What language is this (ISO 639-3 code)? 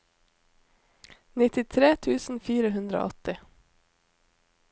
nor